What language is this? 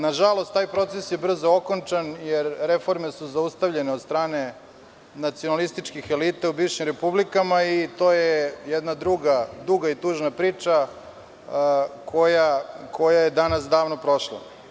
Serbian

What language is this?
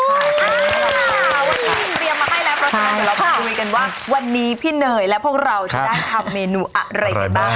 Thai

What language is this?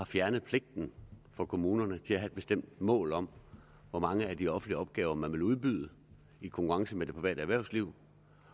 Danish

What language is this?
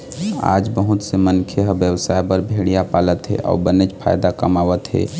Chhattisgarhi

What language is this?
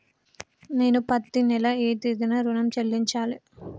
Telugu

